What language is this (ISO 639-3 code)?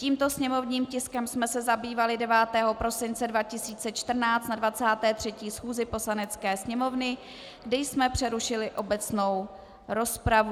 ces